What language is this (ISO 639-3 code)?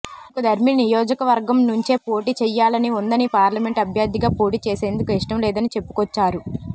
tel